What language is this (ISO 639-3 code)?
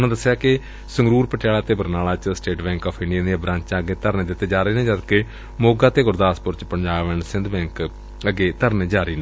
pan